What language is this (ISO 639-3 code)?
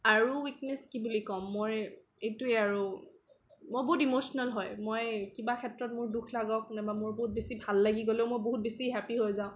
asm